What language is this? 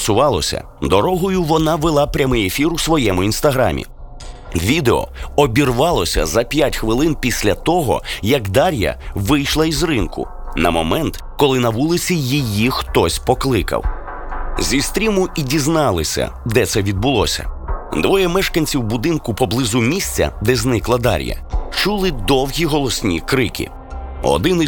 Ukrainian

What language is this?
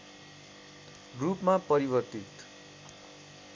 Nepali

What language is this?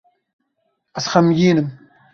Kurdish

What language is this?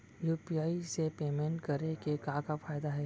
Chhattisgarhi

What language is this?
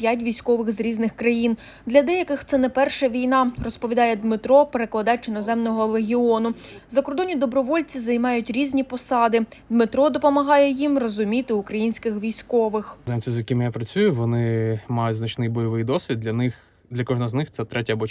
Ukrainian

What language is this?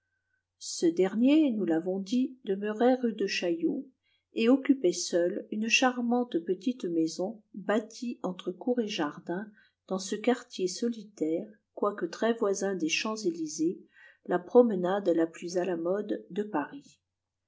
French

